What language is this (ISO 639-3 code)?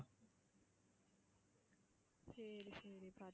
tam